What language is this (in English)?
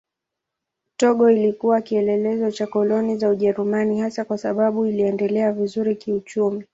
Swahili